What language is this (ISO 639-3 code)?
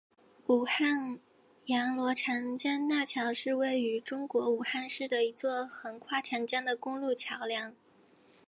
zho